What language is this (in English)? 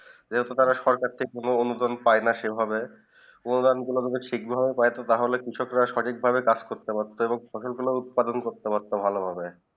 Bangla